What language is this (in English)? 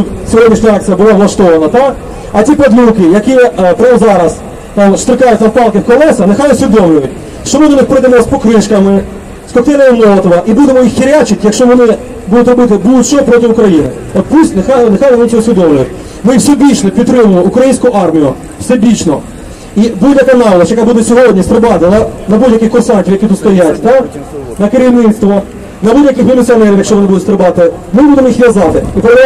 Ukrainian